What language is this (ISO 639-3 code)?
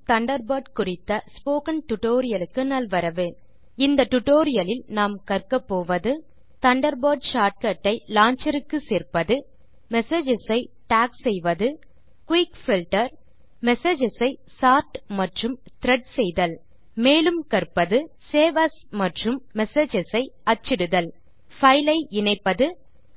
tam